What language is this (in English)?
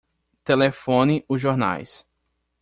Portuguese